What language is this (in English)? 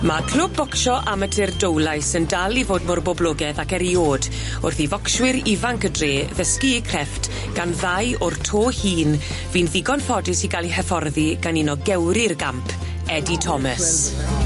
Welsh